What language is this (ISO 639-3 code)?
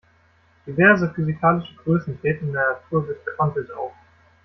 deu